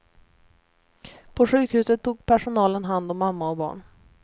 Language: Swedish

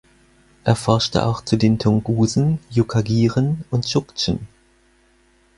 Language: German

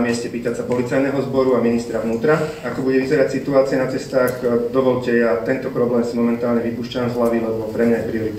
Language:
Slovak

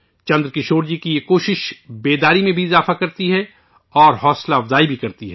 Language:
Urdu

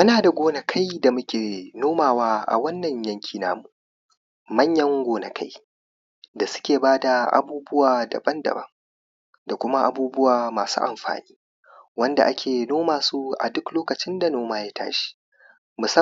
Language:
Hausa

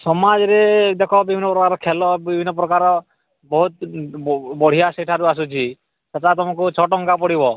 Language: Odia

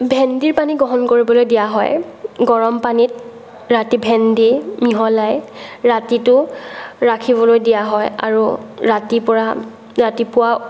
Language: Assamese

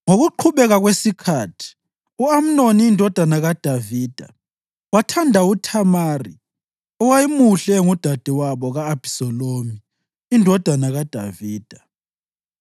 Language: North Ndebele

